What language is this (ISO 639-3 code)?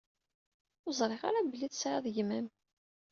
kab